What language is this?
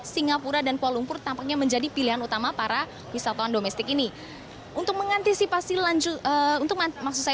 Indonesian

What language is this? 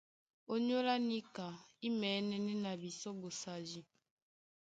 Duala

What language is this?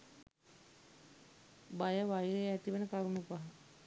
Sinhala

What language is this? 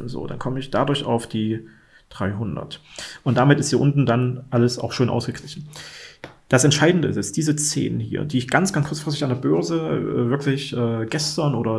German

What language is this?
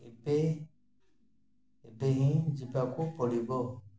Odia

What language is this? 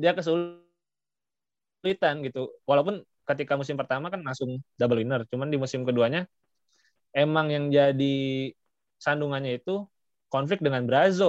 Indonesian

